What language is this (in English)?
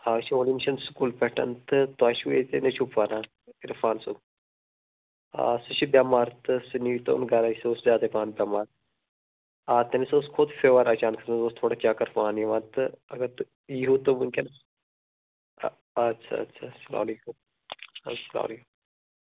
Kashmiri